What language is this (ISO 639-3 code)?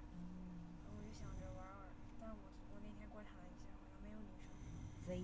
zho